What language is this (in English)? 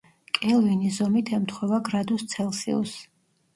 Georgian